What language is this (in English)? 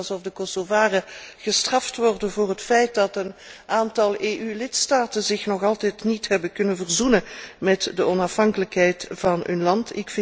Dutch